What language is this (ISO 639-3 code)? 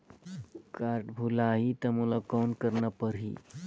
hne